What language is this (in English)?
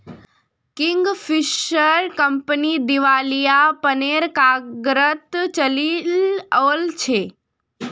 Magahi